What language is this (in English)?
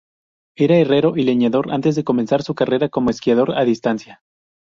Spanish